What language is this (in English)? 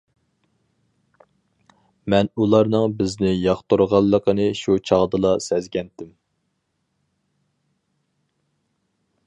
Uyghur